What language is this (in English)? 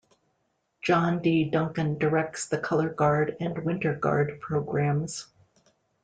English